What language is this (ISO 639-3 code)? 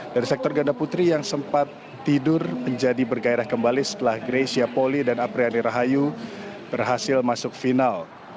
ind